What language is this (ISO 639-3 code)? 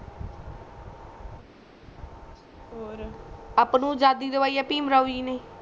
pan